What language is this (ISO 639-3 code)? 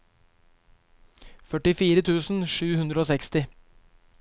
nor